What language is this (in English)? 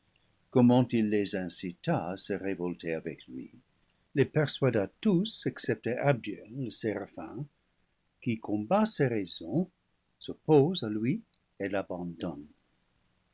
French